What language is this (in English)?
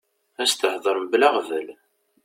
Kabyle